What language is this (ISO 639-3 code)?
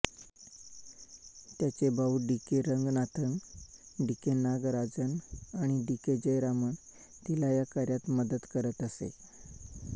mar